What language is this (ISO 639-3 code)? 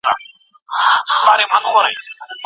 pus